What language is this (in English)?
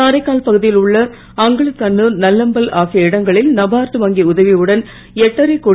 Tamil